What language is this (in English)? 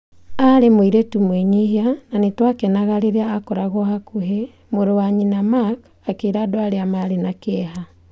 Kikuyu